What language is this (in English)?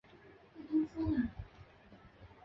Chinese